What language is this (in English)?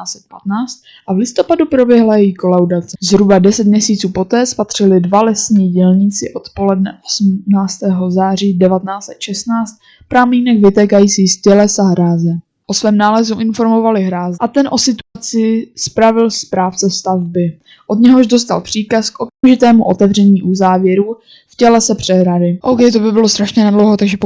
Czech